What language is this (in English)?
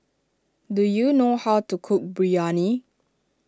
English